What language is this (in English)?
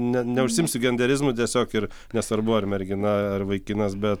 Lithuanian